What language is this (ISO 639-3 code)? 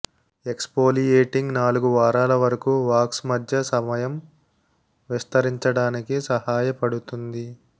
tel